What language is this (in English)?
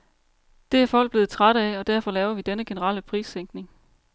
Danish